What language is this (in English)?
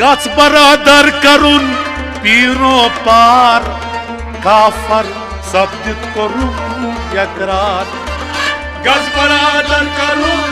Romanian